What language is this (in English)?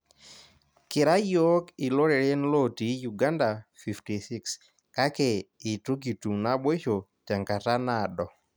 Masai